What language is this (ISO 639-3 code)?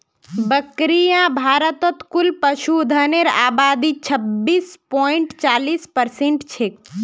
mag